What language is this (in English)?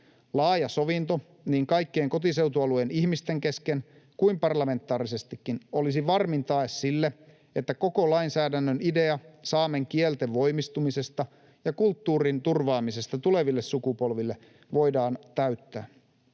Finnish